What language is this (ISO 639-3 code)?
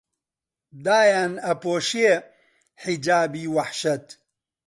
ckb